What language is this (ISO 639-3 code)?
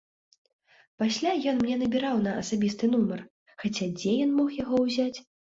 bel